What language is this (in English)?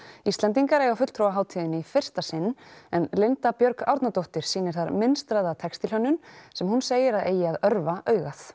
Icelandic